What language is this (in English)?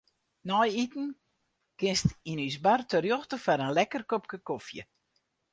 Western Frisian